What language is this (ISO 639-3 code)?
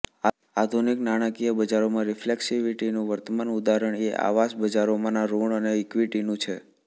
guj